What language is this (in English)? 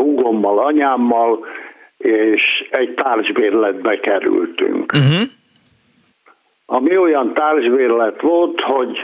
Hungarian